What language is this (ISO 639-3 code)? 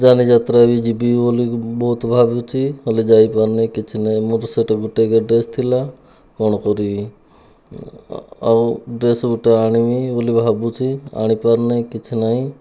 ori